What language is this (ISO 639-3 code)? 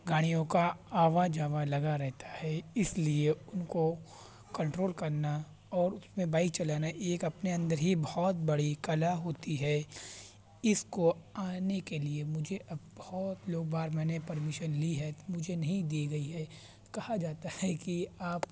urd